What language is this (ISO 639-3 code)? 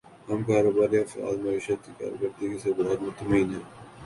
urd